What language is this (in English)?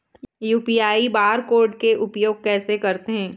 Chhattisgarhi